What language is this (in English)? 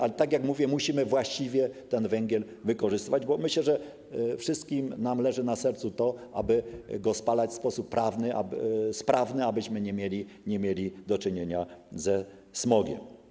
Polish